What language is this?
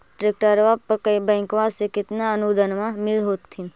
Magahi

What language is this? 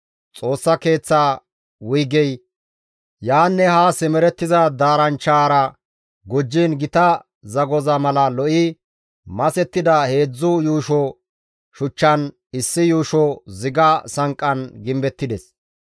Gamo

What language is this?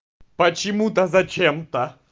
Russian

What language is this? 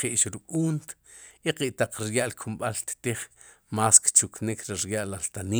Sipacapense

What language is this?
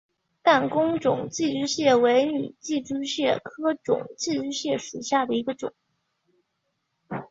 Chinese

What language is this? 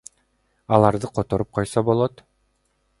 Kyrgyz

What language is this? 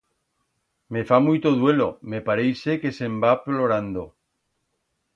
Aragonese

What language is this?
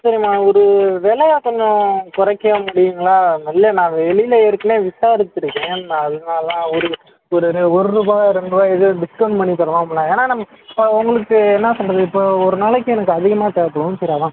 Tamil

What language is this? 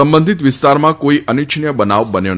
Gujarati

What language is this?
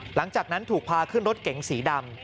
Thai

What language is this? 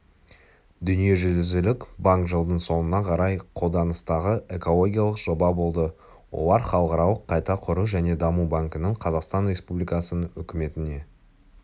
Kazakh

